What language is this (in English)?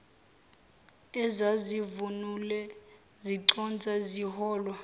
Zulu